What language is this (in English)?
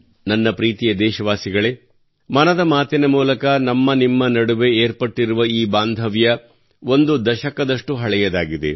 Kannada